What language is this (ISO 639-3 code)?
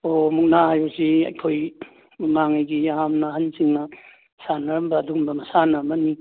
mni